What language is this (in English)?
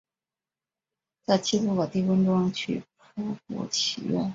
Chinese